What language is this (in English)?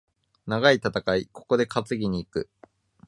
Japanese